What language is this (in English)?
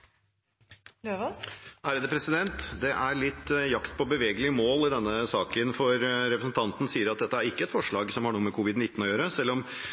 Norwegian